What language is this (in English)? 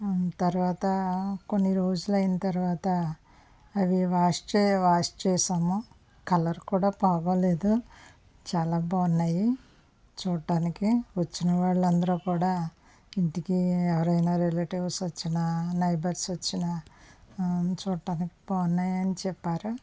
Telugu